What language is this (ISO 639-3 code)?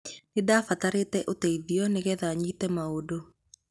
kik